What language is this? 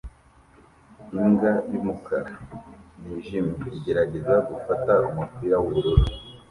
Kinyarwanda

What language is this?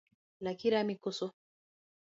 Luo (Kenya and Tanzania)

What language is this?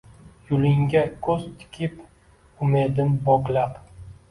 Uzbek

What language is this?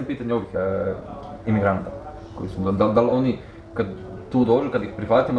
Croatian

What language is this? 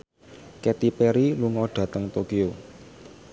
Javanese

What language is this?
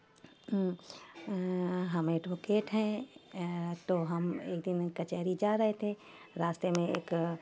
Urdu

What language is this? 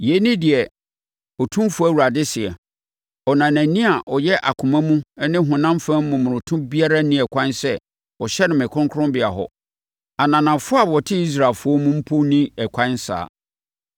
Akan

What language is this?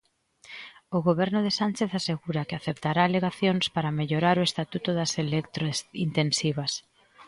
Galician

